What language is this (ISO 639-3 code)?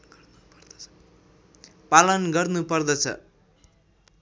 nep